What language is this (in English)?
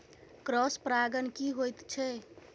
Maithili